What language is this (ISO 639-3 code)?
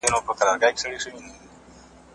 pus